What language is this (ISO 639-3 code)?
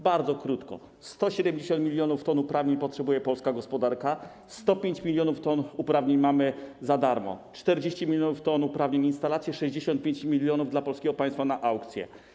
pol